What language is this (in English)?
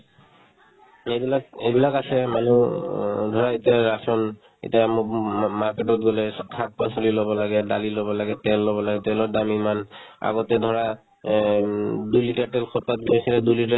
Assamese